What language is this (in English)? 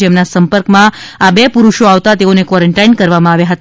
Gujarati